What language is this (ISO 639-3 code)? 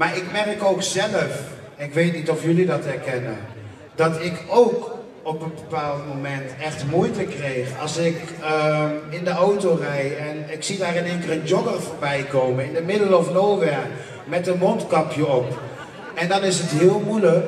nld